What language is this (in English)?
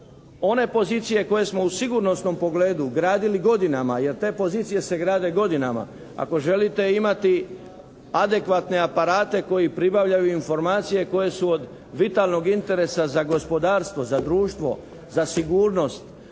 Croatian